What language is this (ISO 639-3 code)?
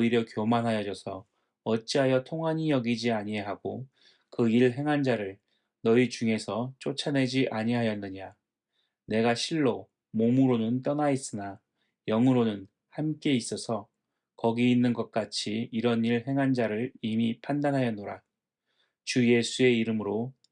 kor